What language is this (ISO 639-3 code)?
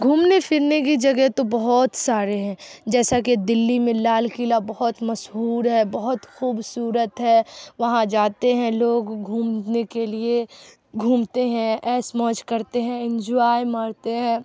urd